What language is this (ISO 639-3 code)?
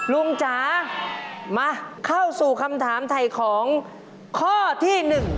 tha